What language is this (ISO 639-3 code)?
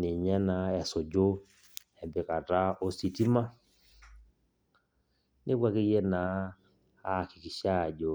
mas